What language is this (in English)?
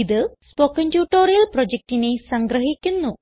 Malayalam